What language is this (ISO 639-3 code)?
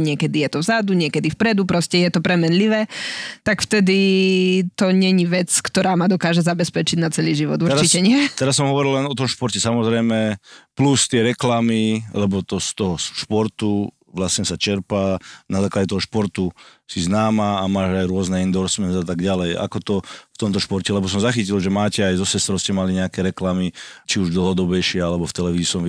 slk